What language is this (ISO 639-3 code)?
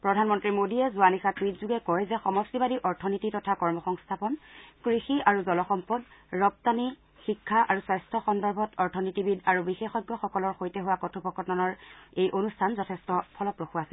asm